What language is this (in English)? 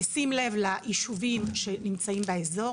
Hebrew